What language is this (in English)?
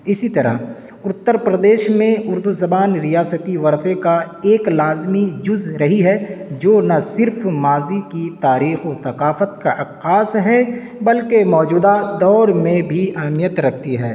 Urdu